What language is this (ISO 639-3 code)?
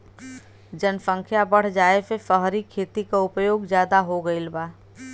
bho